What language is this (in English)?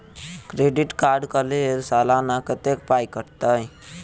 Maithili